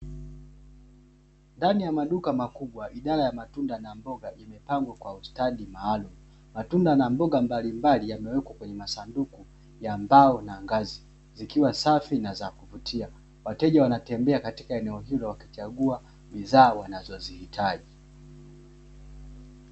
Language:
Swahili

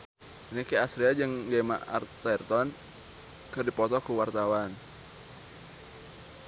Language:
Sundanese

